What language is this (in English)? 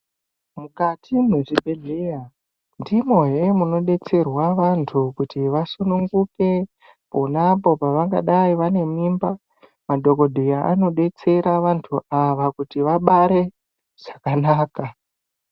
Ndau